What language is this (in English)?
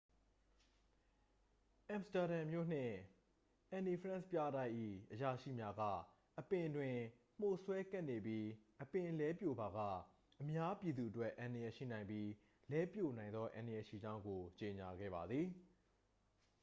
Burmese